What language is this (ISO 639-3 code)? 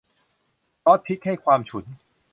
tha